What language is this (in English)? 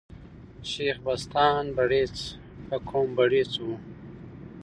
Pashto